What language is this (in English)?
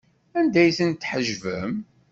Kabyle